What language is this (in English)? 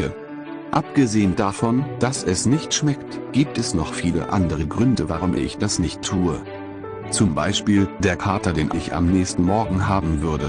German